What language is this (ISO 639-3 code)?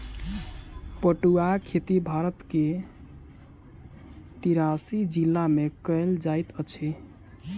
mai